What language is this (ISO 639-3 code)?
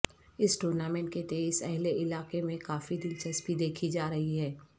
urd